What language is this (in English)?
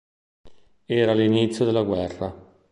Italian